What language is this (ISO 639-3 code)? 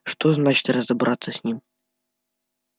rus